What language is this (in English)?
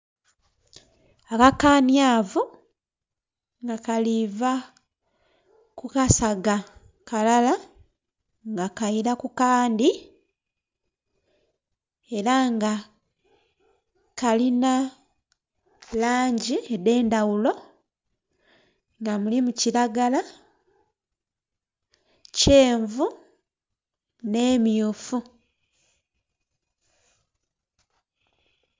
Soga